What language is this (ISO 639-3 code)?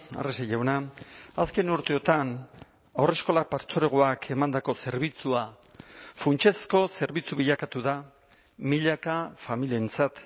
eus